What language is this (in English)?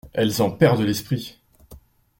French